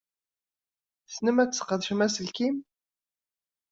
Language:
Kabyle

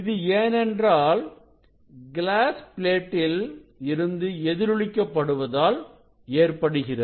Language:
Tamil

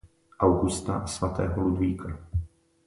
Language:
Czech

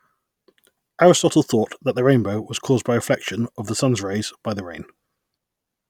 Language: English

